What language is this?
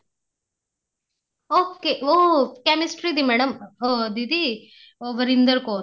Punjabi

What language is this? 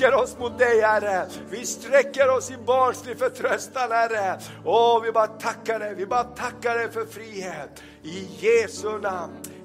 Swedish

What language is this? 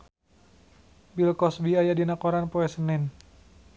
Sundanese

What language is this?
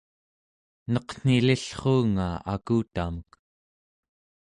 Central Yupik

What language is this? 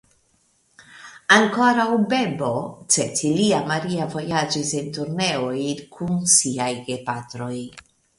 Esperanto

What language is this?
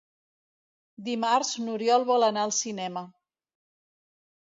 Catalan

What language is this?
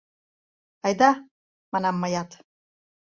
Mari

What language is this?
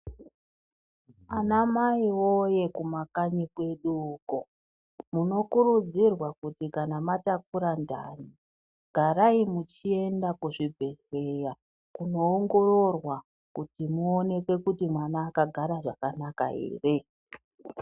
Ndau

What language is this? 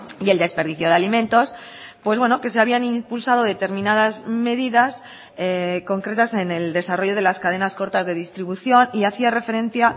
Spanish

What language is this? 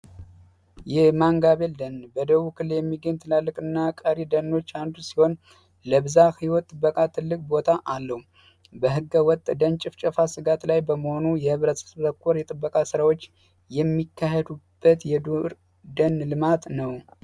Amharic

